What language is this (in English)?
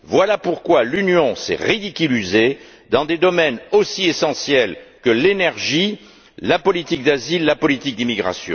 French